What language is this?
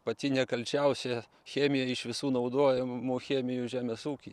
Lithuanian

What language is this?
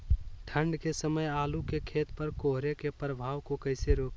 Magahi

